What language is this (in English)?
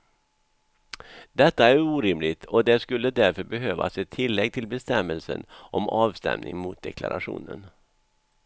Swedish